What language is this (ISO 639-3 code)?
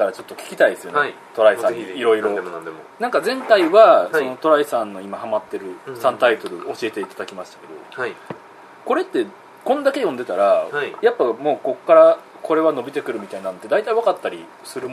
jpn